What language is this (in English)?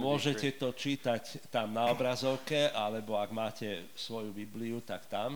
Slovak